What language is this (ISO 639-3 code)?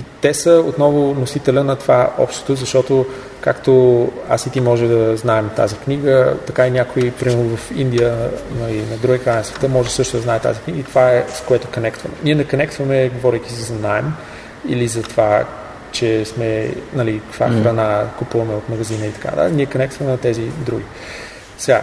bul